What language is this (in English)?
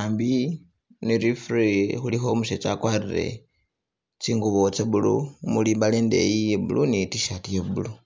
Masaaba